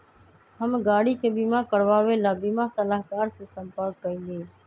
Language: Magahi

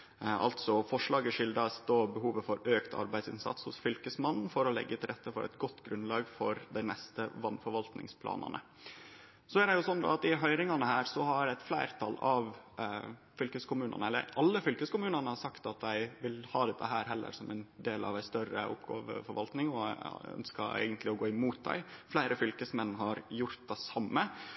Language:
Norwegian Nynorsk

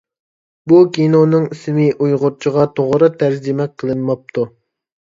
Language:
Uyghur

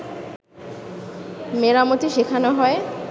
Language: Bangla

